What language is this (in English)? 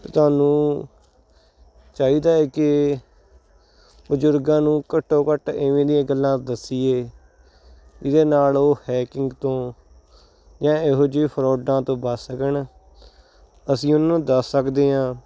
Punjabi